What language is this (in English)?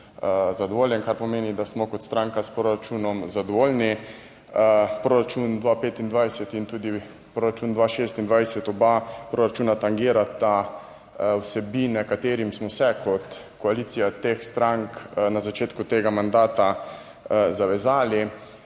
Slovenian